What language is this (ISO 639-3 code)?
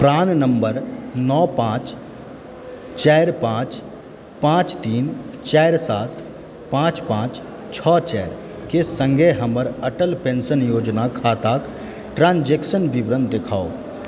mai